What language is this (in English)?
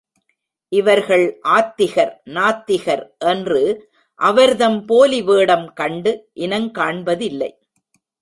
Tamil